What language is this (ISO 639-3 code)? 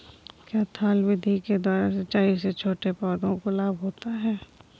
hin